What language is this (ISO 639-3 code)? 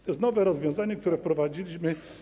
pol